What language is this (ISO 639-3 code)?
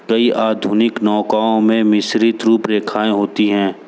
hin